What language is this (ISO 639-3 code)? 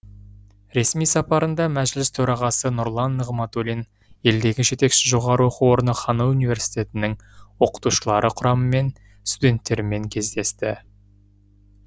kaz